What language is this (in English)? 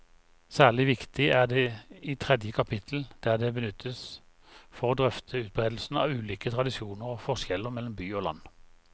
Norwegian